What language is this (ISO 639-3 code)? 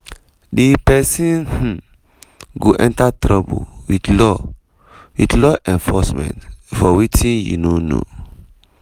pcm